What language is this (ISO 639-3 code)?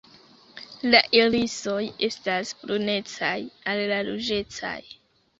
epo